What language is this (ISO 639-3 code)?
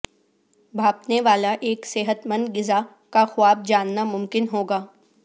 urd